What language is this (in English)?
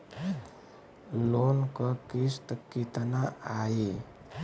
Bhojpuri